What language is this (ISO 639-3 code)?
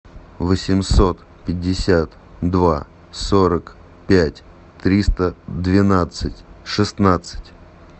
rus